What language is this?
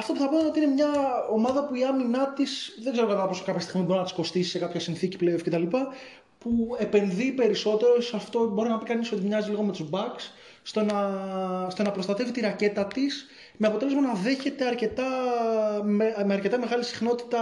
Greek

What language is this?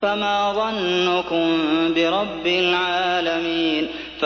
Arabic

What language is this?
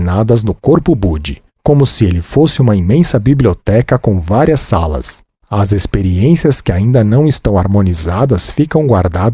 Portuguese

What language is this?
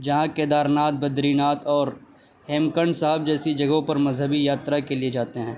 Urdu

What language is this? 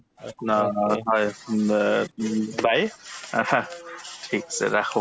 Assamese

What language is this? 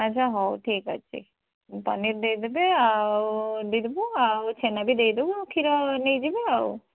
Odia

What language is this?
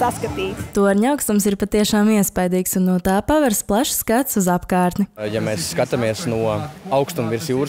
Latvian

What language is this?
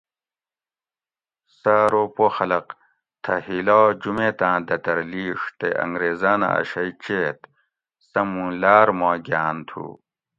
Gawri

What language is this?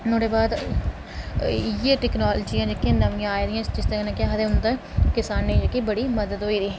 Dogri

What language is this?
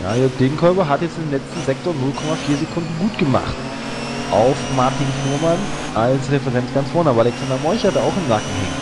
German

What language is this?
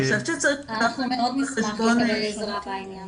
Hebrew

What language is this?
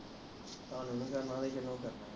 Punjabi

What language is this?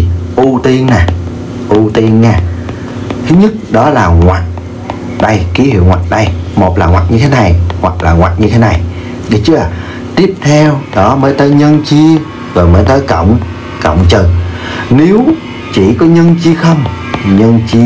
Vietnamese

